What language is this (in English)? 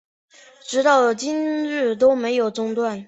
Chinese